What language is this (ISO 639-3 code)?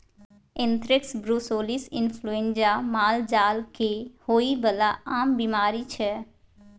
mai